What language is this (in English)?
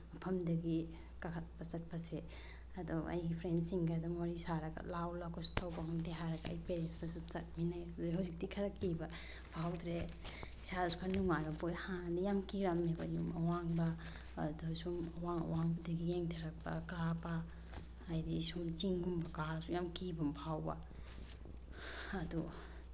Manipuri